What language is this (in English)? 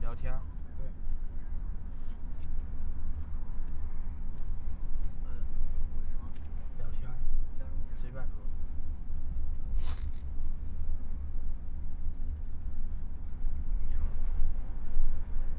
Chinese